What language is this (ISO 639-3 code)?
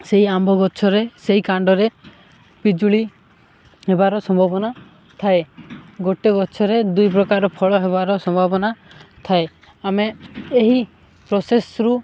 ori